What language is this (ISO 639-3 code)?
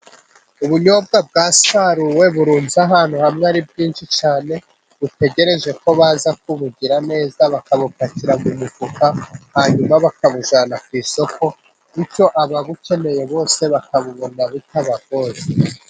kin